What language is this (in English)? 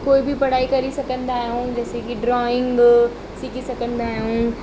Sindhi